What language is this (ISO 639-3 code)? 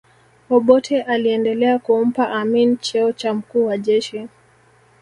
swa